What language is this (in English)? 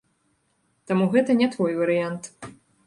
Belarusian